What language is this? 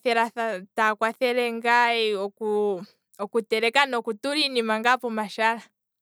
Kwambi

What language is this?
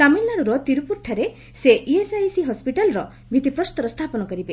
Odia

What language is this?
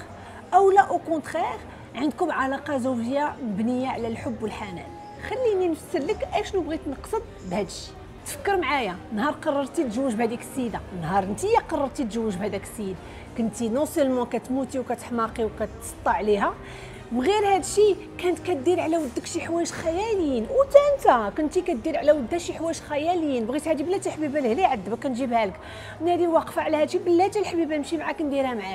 Arabic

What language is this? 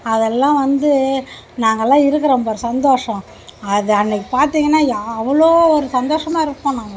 Tamil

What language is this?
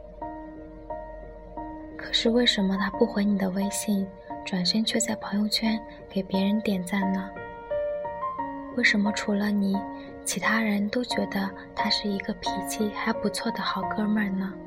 Chinese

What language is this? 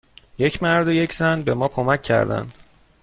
Persian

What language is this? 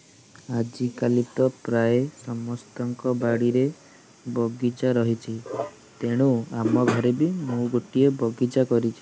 Odia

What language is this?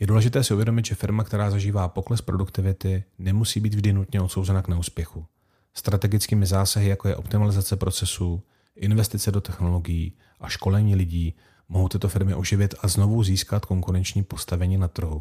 Czech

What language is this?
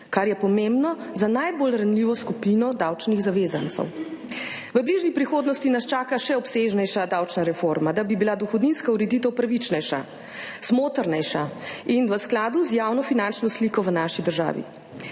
Slovenian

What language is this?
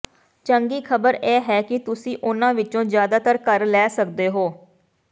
Punjabi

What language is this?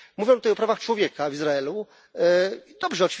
Polish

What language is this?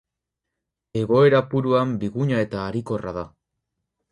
Basque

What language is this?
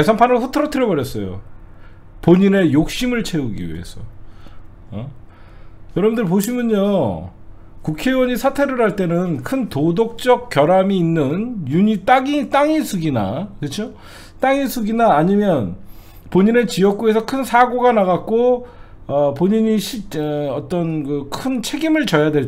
Korean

